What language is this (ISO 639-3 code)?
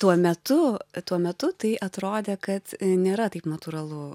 lit